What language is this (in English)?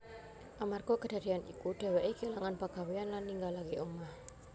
Javanese